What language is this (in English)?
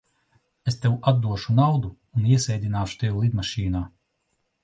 Latvian